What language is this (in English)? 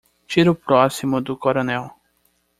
Portuguese